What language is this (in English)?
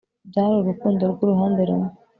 Kinyarwanda